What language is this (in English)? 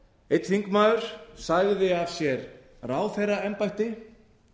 Icelandic